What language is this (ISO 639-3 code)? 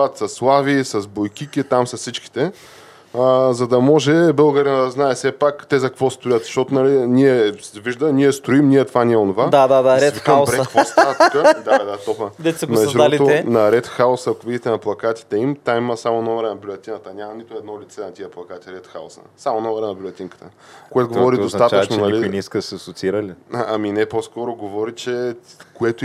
bul